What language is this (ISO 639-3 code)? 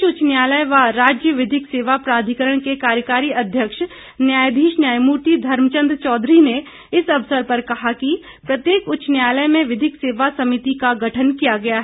hin